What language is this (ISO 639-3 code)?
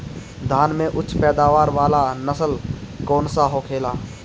bho